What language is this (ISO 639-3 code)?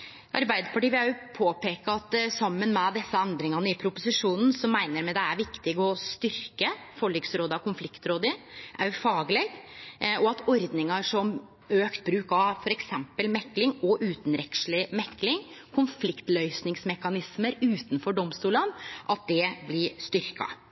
nno